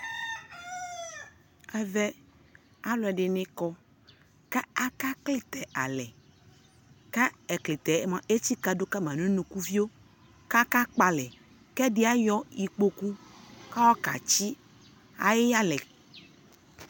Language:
Ikposo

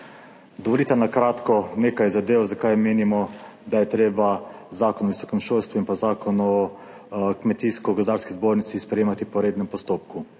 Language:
Slovenian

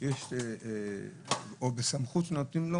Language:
Hebrew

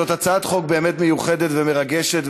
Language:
Hebrew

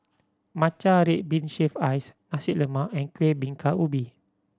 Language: English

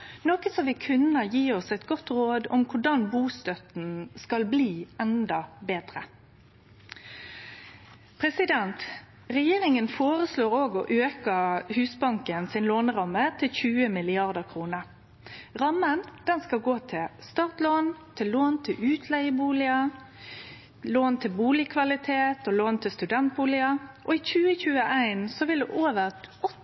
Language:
Norwegian Nynorsk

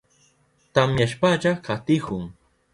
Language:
Southern Pastaza Quechua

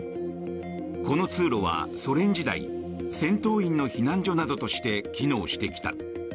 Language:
Japanese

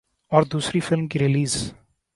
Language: Urdu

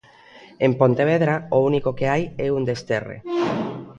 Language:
Galician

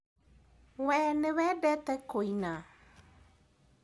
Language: Kikuyu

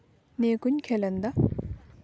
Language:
Santali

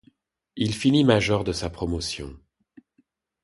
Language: French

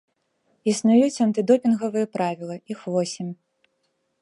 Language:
Belarusian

